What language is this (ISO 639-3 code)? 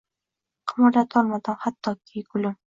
uzb